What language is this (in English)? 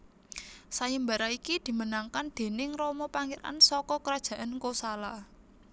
Javanese